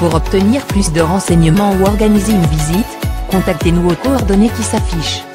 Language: French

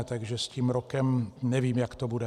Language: Czech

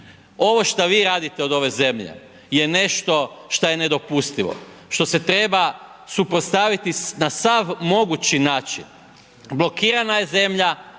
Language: Croatian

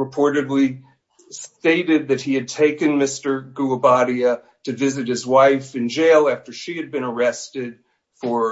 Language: English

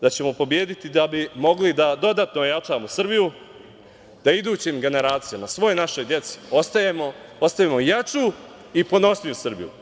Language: Serbian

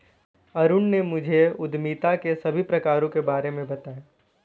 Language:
Hindi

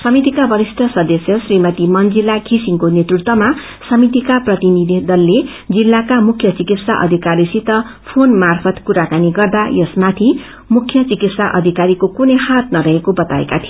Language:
Nepali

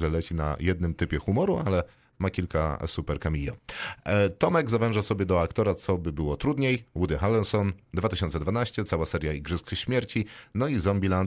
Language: Polish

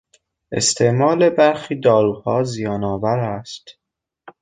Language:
Persian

